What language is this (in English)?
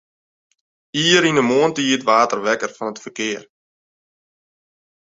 Western Frisian